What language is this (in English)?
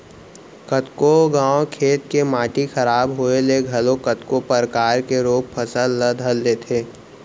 Chhattisgarhi